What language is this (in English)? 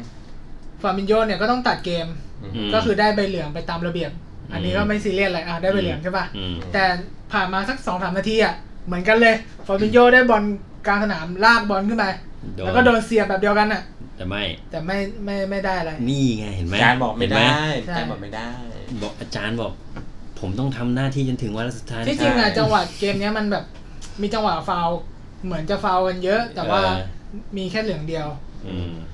Thai